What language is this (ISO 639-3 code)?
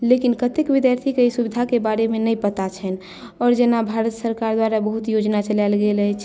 mai